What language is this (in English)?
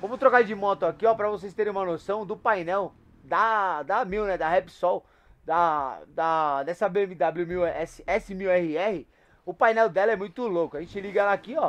Portuguese